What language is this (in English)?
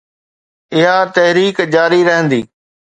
Sindhi